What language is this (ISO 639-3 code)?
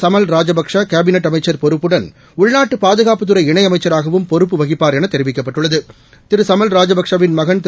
tam